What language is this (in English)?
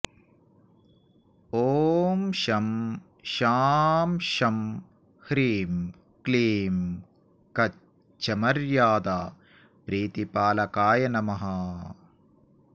Sanskrit